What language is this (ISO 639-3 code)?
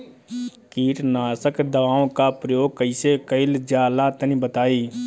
bho